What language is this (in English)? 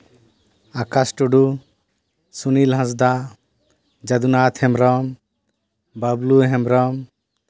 Santali